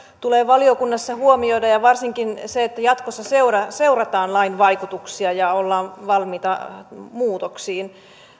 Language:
Finnish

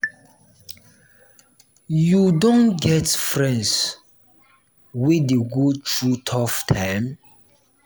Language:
Nigerian Pidgin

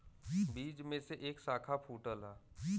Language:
Bhojpuri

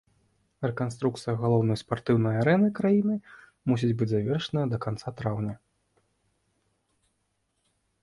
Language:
Belarusian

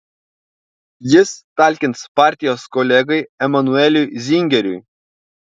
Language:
Lithuanian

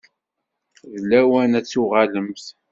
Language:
Kabyle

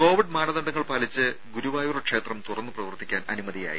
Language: Malayalam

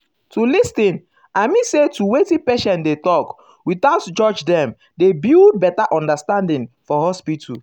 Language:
Nigerian Pidgin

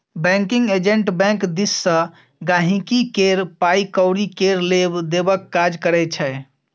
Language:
Maithili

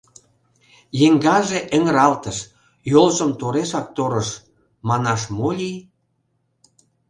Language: Mari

